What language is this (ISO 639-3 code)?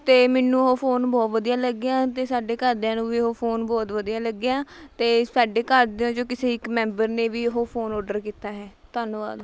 pan